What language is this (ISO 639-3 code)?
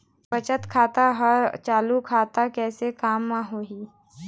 hne